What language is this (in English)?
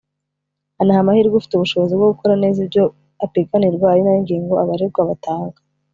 Kinyarwanda